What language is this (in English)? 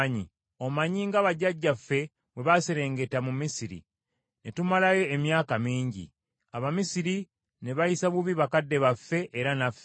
Ganda